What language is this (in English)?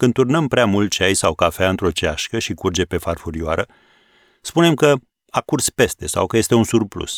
Romanian